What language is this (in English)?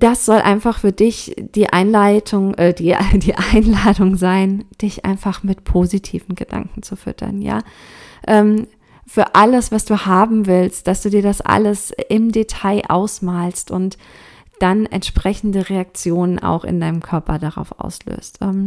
German